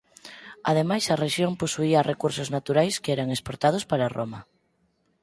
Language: Galician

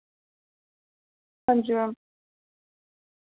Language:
Dogri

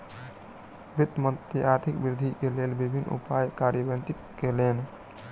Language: Maithili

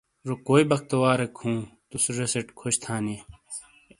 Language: Shina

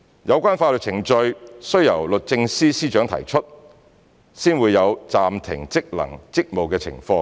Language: Cantonese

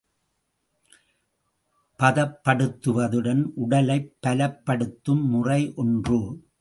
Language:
Tamil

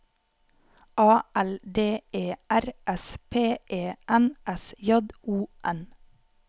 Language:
Norwegian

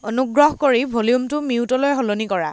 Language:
Assamese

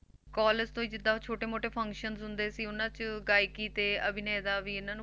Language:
Punjabi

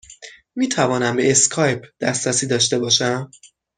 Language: Persian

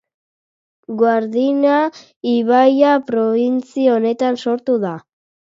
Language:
Basque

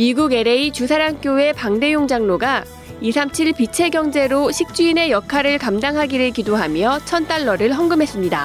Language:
Korean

